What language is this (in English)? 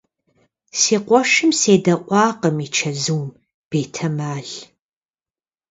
Kabardian